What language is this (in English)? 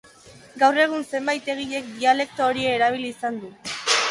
Basque